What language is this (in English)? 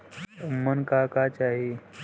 Bhojpuri